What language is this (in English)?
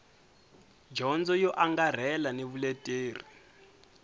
Tsonga